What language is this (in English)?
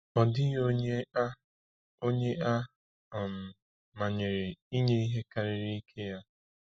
Igbo